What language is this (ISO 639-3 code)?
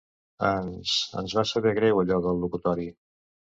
cat